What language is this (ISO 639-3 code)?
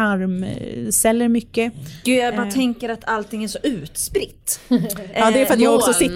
swe